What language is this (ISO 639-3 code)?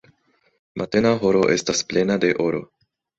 epo